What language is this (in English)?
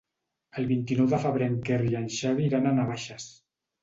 Catalan